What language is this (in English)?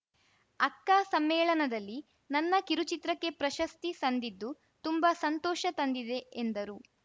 Kannada